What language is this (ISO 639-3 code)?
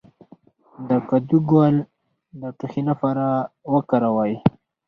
pus